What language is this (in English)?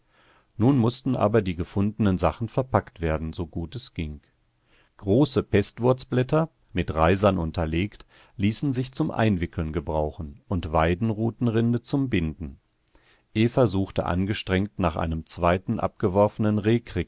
German